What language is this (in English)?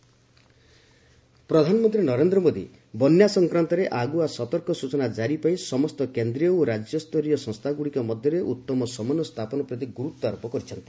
Odia